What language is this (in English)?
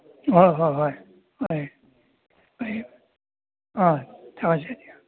Manipuri